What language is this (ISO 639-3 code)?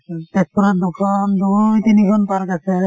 asm